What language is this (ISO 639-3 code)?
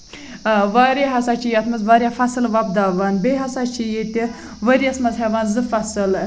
kas